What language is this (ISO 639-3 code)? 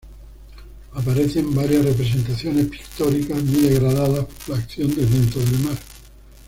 spa